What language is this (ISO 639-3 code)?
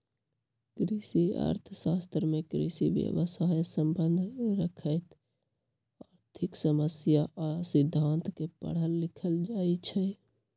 mag